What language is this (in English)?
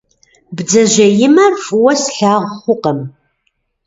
Kabardian